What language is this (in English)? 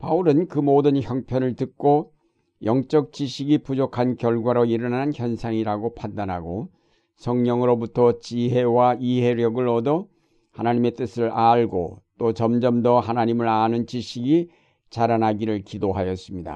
Korean